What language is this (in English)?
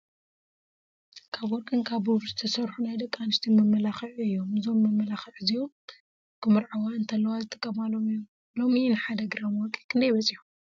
Tigrinya